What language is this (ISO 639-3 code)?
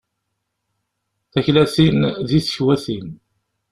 kab